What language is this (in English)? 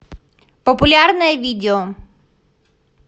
Russian